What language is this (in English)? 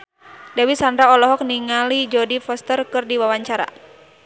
Sundanese